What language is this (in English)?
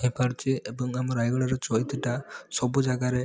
Odia